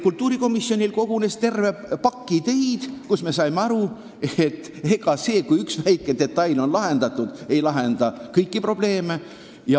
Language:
Estonian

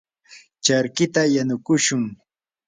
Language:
Yanahuanca Pasco Quechua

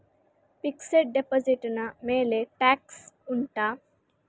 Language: Kannada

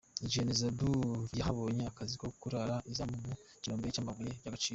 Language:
Kinyarwanda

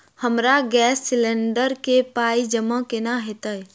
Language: Maithili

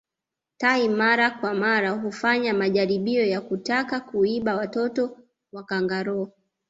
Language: Swahili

